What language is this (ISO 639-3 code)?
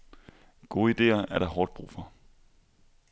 dan